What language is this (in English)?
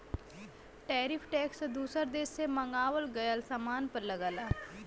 Bhojpuri